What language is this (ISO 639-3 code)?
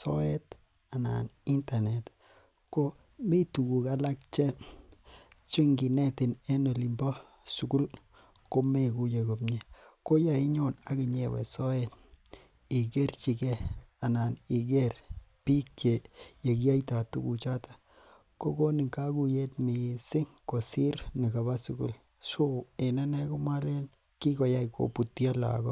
kln